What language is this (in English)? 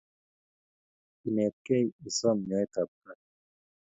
Kalenjin